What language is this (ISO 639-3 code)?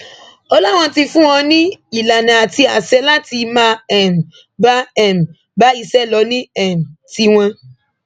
yor